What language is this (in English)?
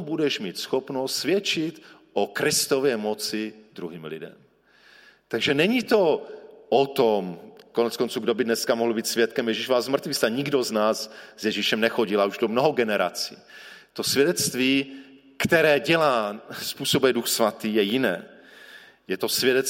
Czech